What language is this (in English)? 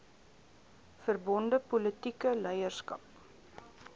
Afrikaans